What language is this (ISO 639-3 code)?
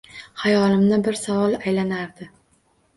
uzb